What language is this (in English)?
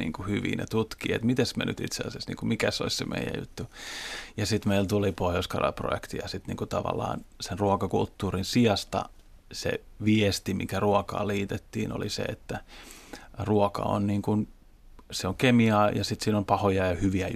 Finnish